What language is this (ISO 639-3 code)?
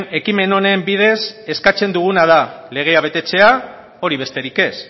eus